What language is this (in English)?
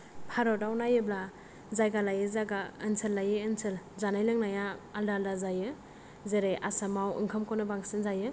Bodo